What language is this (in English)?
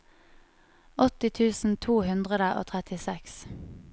Norwegian